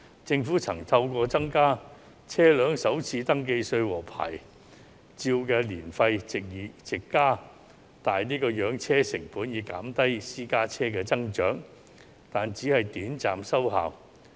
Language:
Cantonese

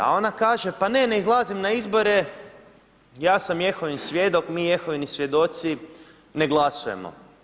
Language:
Croatian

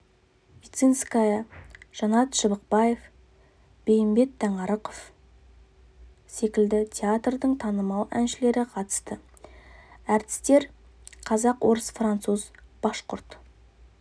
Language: Kazakh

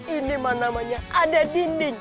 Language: Indonesian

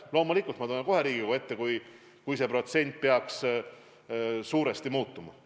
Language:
Estonian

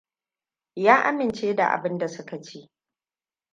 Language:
Hausa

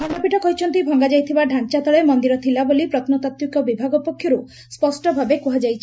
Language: Odia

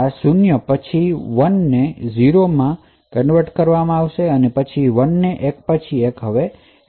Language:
Gujarati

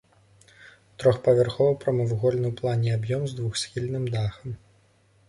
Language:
Belarusian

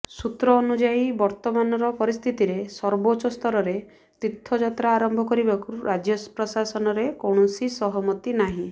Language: Odia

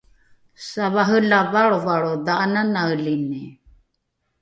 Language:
Rukai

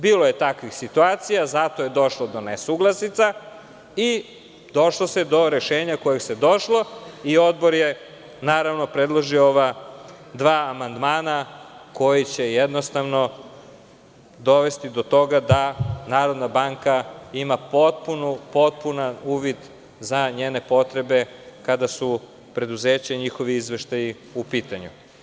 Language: Serbian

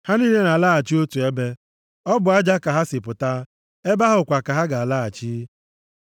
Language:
Igbo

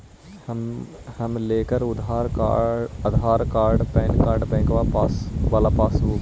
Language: Magahi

